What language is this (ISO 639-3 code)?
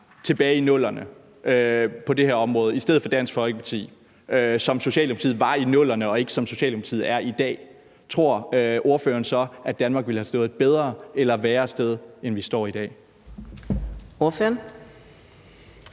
dan